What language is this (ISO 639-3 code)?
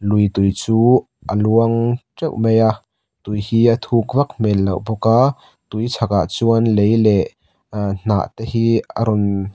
lus